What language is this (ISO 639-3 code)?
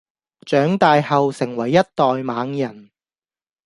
yue